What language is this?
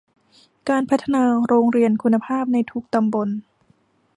Thai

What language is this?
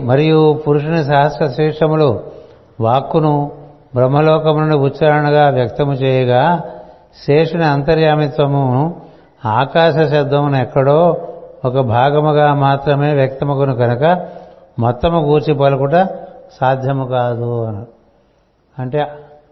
Telugu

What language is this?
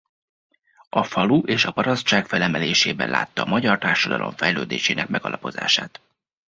Hungarian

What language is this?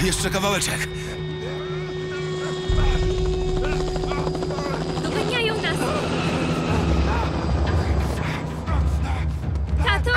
Polish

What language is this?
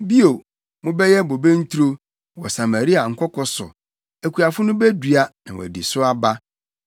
Akan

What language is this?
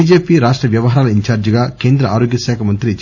Telugu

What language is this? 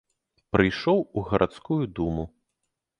Belarusian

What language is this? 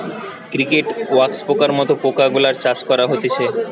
Bangla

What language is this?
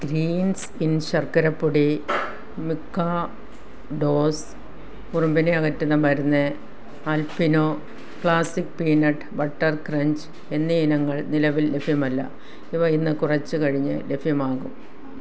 Malayalam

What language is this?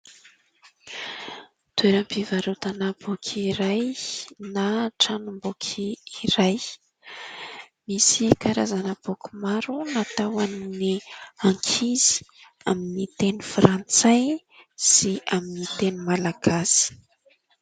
Malagasy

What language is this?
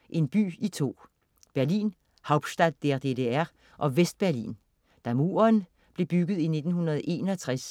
Danish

